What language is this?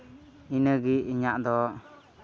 Santali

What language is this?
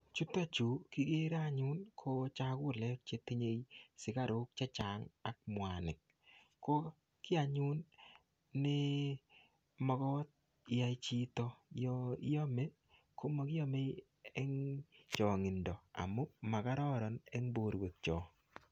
Kalenjin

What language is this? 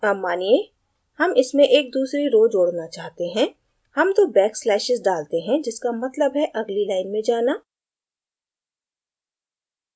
Hindi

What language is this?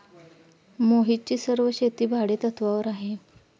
Marathi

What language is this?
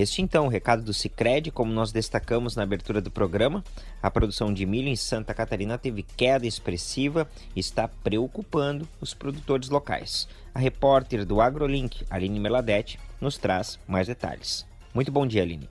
Portuguese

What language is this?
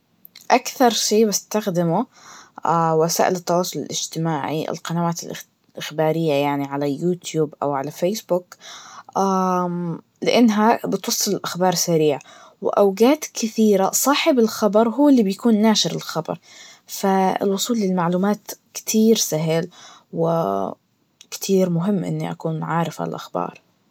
Najdi Arabic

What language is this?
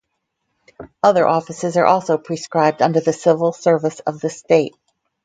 English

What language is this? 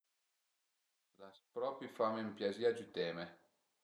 Piedmontese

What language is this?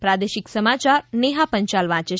Gujarati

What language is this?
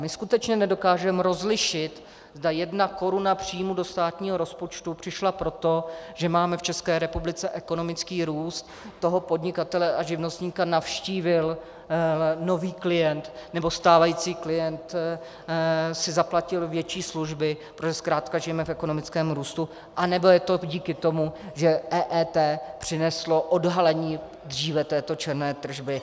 Czech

